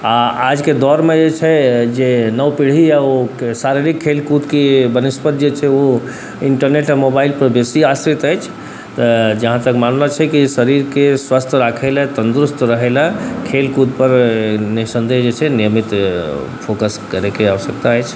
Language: Maithili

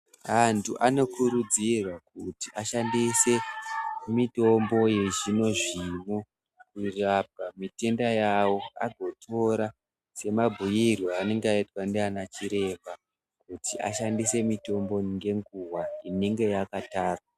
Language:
Ndau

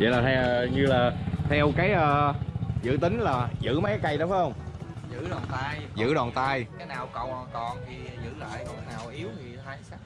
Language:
Vietnamese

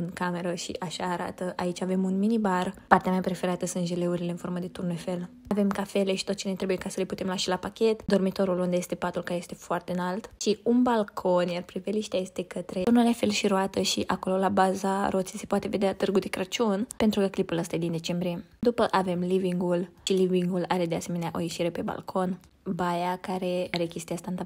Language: Romanian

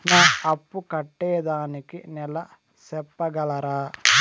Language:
Telugu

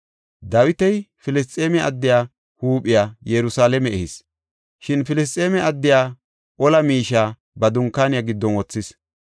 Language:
Gofa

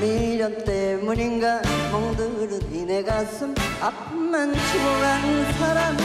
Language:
Korean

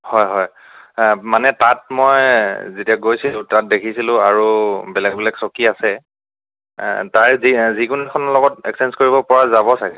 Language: Assamese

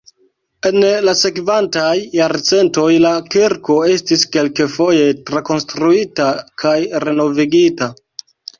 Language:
Esperanto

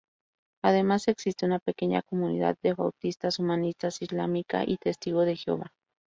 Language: Spanish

